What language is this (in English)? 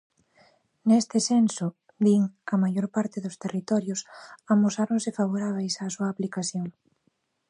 Galician